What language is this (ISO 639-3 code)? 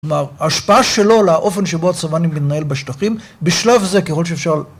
heb